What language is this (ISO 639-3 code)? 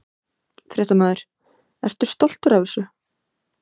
isl